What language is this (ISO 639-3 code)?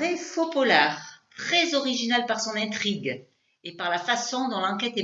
fra